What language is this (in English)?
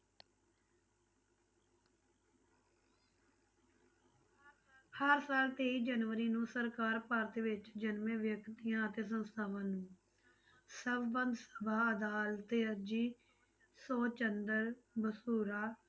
Punjabi